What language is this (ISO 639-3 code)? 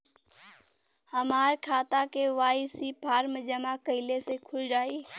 bho